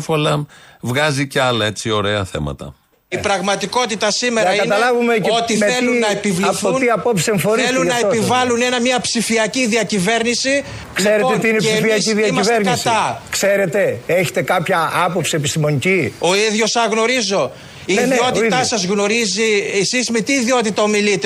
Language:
Greek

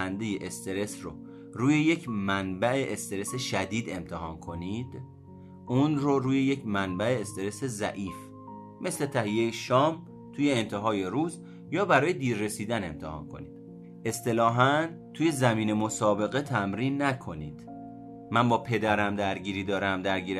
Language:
Persian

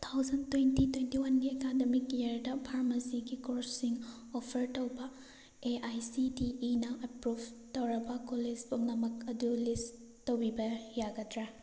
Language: Manipuri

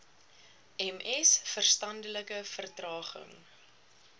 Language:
Afrikaans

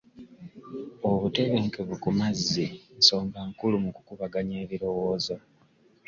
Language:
Ganda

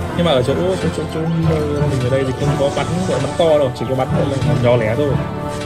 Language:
Vietnamese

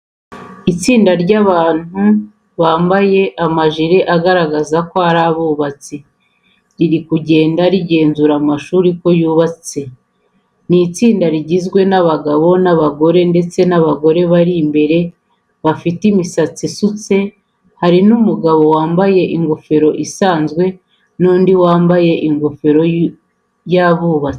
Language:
Kinyarwanda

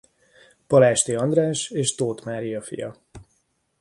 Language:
Hungarian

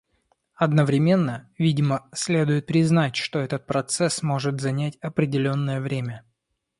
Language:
Russian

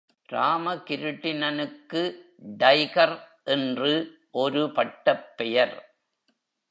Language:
Tamil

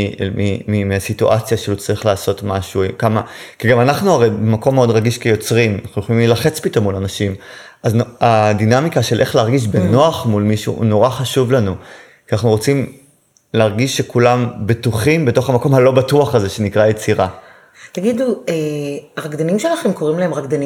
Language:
Hebrew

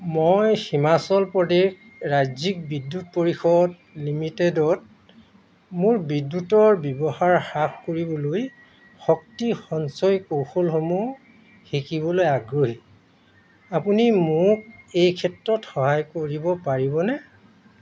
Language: Assamese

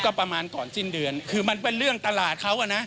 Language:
Thai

